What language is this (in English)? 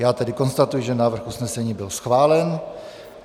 Czech